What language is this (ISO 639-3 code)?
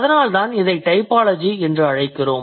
tam